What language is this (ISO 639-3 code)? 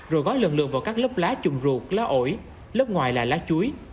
vie